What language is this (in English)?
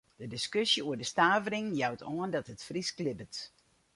Western Frisian